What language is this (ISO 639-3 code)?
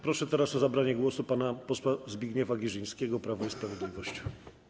pol